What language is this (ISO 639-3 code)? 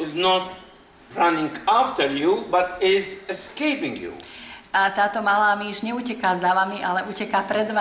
slk